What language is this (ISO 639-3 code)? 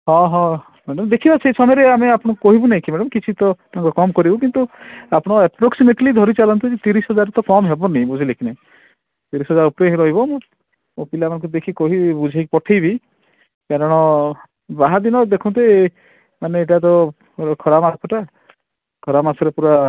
ori